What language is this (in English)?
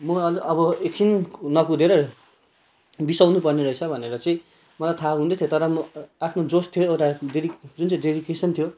Nepali